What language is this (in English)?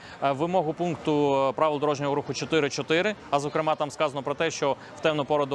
Ukrainian